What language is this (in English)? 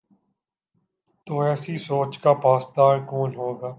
Urdu